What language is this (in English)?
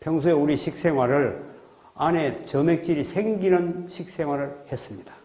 Korean